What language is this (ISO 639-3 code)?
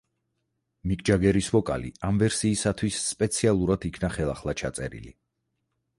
kat